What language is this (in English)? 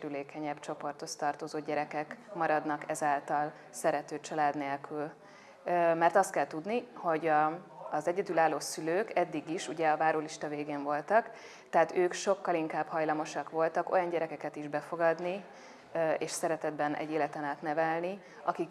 Hungarian